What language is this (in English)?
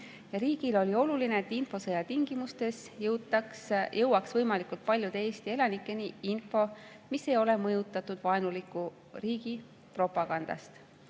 Estonian